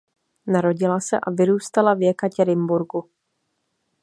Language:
Czech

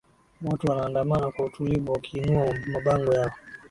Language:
Swahili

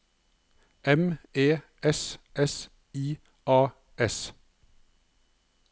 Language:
Norwegian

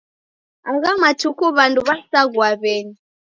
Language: Taita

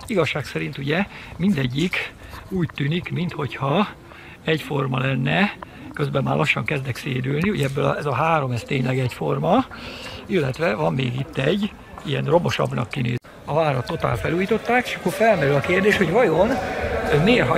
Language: Hungarian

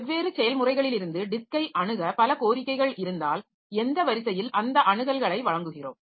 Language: Tamil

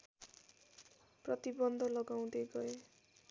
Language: Nepali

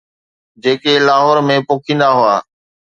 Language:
Sindhi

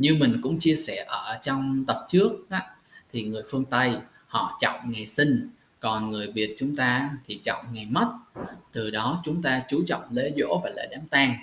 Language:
Vietnamese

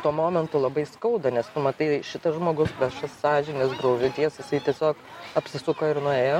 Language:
Lithuanian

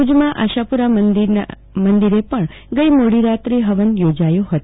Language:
Gujarati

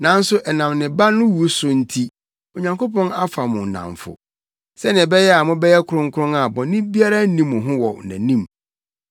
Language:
Akan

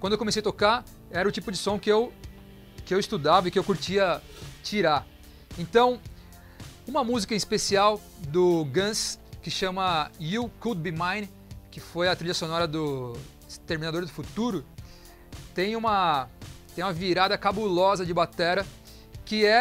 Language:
Portuguese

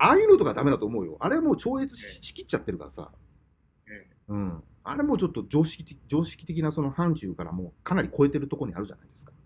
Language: Japanese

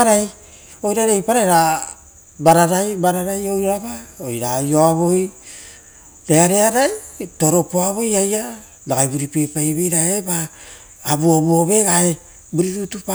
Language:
Rotokas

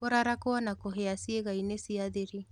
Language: Kikuyu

